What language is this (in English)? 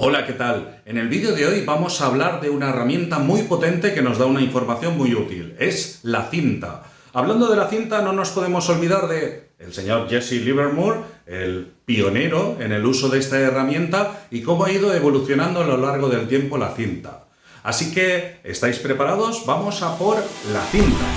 Spanish